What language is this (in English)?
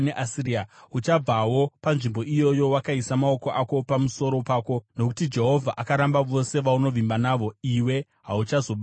Shona